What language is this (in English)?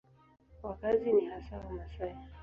Swahili